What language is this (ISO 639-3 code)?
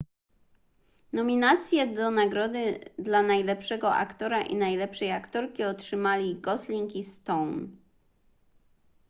pol